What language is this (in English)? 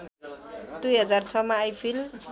Nepali